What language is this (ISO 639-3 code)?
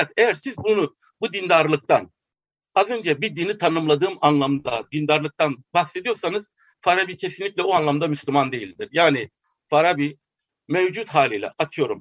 tur